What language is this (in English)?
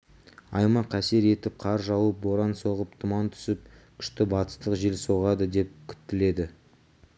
Kazakh